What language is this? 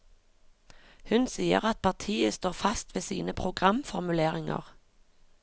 Norwegian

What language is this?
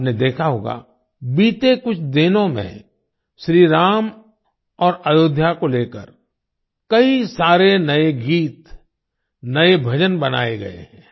Hindi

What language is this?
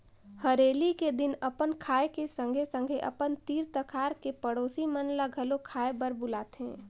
Chhattisgarhi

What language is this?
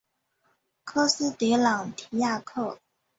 Chinese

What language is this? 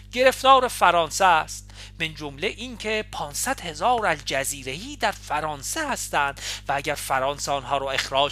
Persian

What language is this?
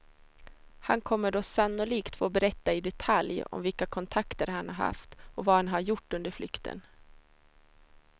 Swedish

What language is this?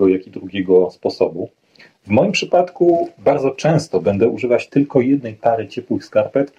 Polish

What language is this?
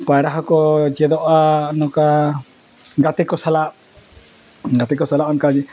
Santali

